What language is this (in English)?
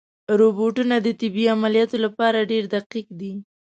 Pashto